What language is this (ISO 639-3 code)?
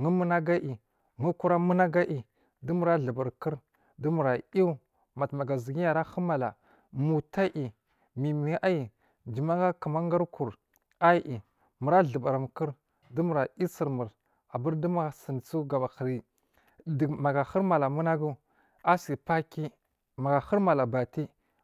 mfm